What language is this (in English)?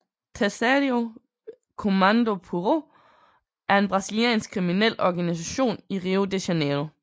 Danish